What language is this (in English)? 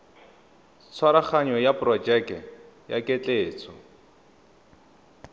Tswana